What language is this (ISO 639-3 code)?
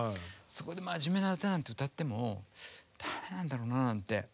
jpn